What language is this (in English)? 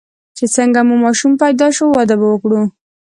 Pashto